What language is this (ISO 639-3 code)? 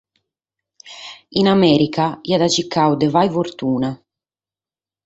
srd